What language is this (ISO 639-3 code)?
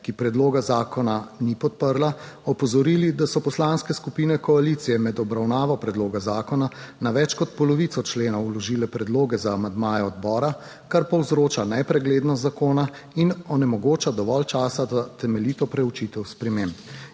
slv